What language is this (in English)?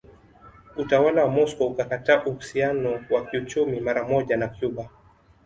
Swahili